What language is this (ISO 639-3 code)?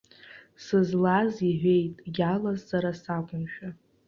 abk